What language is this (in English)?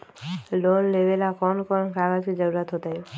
Magahi